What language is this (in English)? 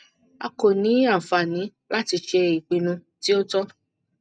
Yoruba